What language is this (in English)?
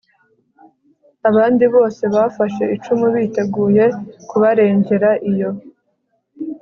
Kinyarwanda